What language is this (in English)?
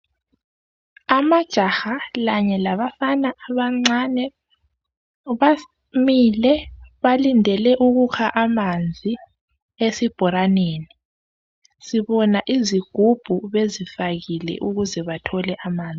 North Ndebele